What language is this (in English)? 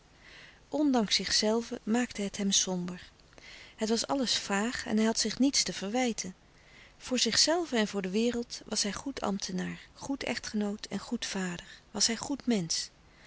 Dutch